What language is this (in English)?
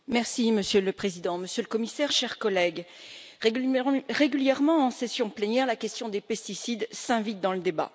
French